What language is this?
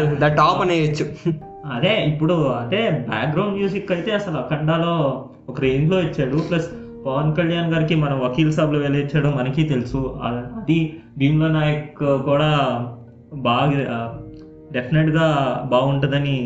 Telugu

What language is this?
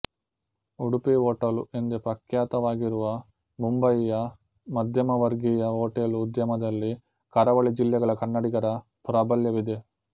Kannada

